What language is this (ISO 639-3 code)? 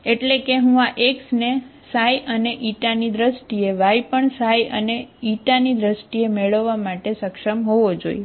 guj